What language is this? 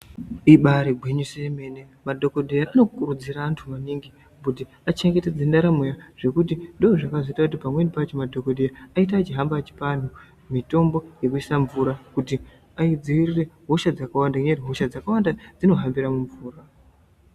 Ndau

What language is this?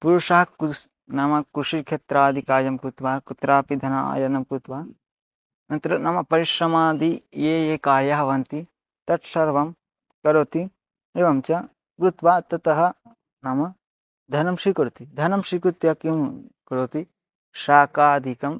Sanskrit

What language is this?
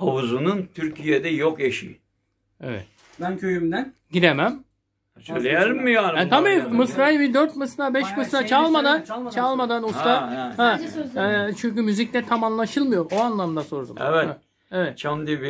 Turkish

